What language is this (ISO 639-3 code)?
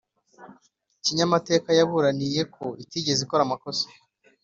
kin